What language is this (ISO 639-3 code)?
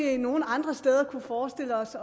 dan